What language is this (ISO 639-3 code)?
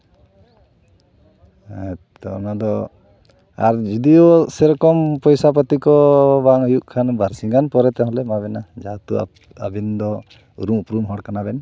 sat